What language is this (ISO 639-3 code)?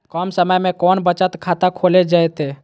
mag